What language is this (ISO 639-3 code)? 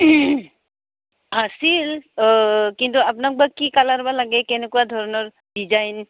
asm